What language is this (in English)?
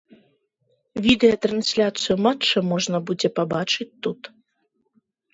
Belarusian